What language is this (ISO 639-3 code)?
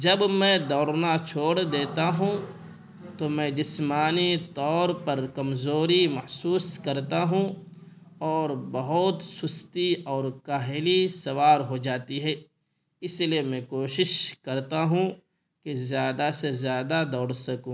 urd